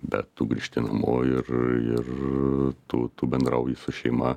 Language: Lithuanian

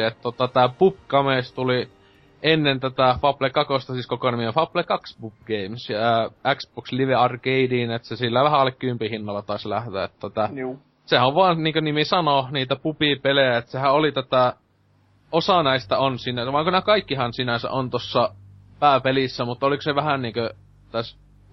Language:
Finnish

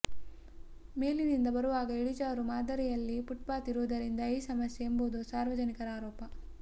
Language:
Kannada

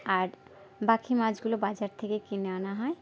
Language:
Bangla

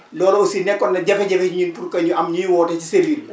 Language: Wolof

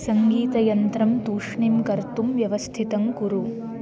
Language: Sanskrit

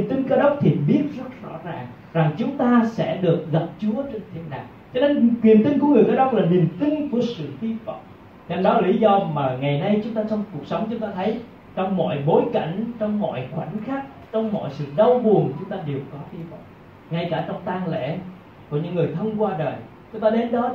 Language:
Vietnamese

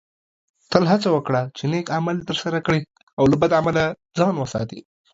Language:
Pashto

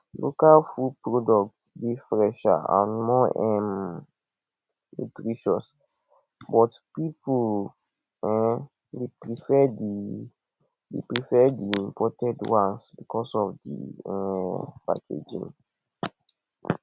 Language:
Nigerian Pidgin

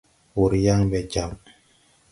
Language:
Tupuri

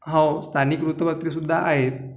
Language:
Marathi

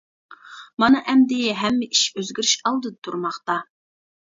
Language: Uyghur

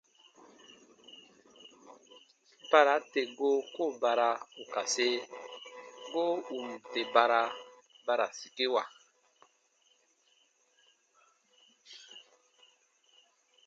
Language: Baatonum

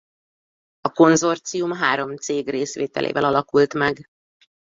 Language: Hungarian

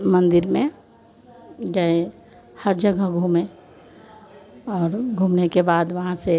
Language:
Hindi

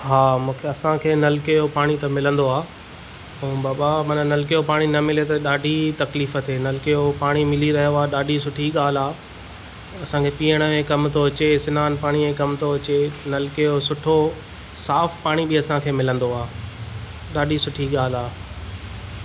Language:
Sindhi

